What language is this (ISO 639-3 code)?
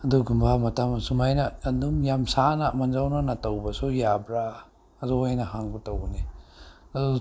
mni